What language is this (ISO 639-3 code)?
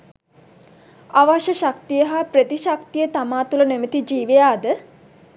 sin